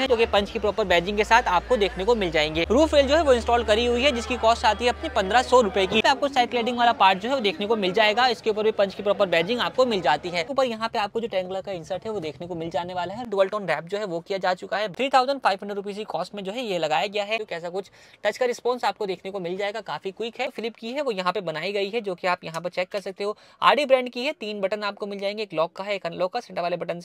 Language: Hindi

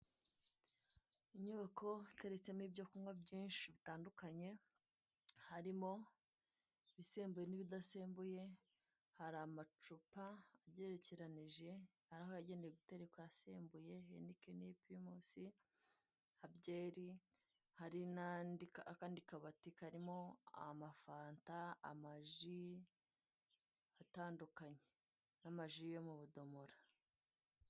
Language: Kinyarwanda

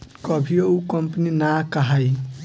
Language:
Bhojpuri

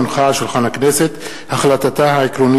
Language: Hebrew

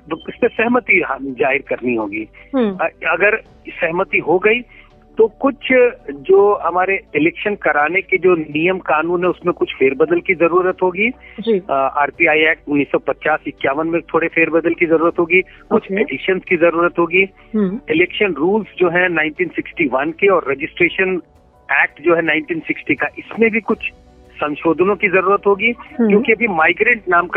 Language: Hindi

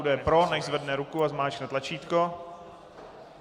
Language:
Czech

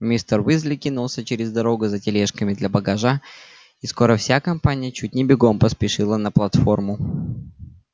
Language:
Russian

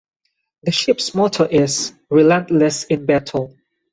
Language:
English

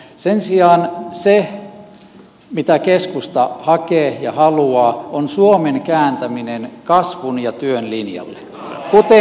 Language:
Finnish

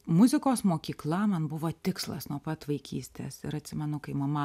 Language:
Lithuanian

